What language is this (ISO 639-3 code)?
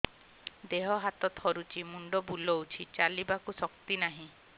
ori